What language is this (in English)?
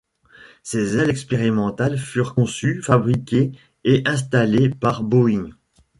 French